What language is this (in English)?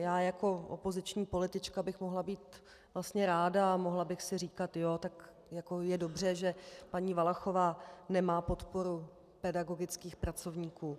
Czech